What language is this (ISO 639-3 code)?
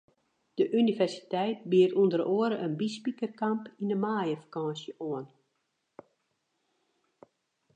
fry